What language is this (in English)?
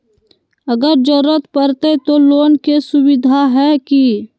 Magahi